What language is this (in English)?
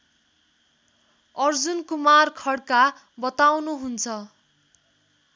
Nepali